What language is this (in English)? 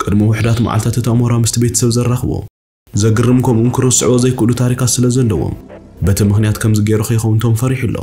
Arabic